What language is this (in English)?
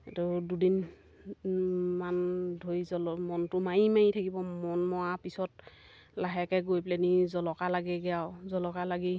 Assamese